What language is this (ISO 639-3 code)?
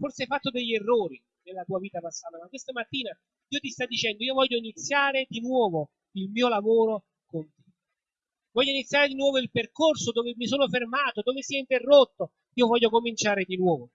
ita